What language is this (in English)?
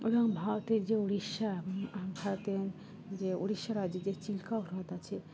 Bangla